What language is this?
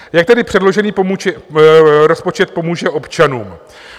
Czech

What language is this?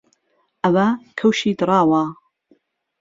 Central Kurdish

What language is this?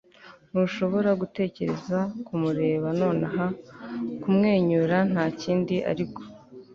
Kinyarwanda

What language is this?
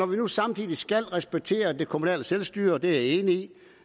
Danish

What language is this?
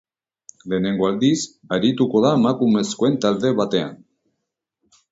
Basque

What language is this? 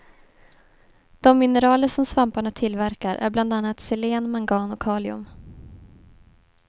Swedish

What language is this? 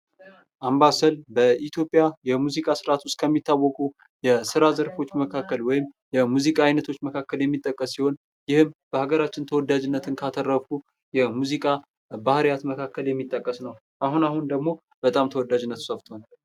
Amharic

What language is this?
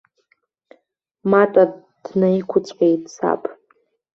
Abkhazian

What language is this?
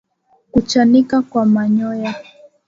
Swahili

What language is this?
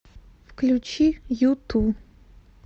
Russian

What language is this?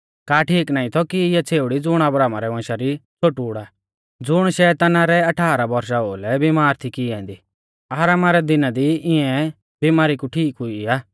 Mahasu Pahari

